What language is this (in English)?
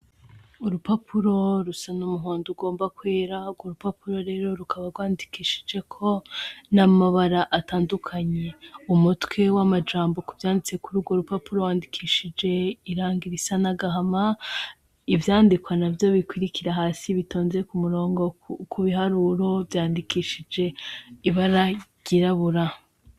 Rundi